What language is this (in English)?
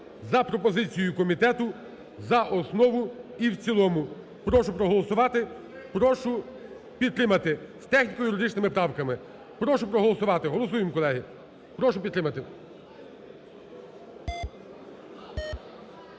Ukrainian